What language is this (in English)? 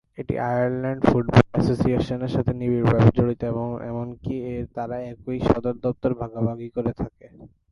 Bangla